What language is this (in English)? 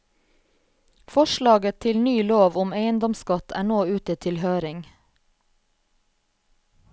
Norwegian